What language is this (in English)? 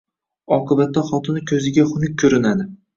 Uzbek